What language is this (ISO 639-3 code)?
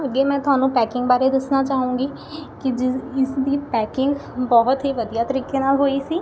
pan